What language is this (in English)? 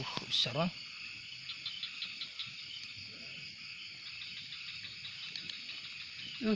Indonesian